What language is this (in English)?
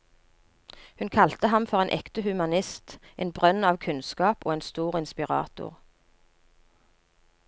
Norwegian